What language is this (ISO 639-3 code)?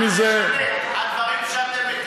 heb